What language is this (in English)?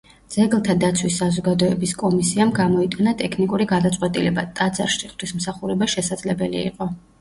Georgian